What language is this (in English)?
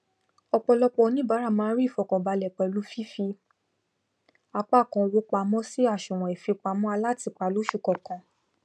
Yoruba